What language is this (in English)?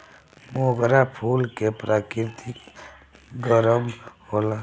Bhojpuri